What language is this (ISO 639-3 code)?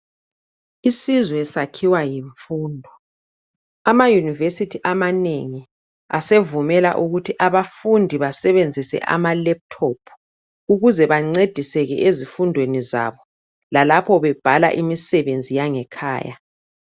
nde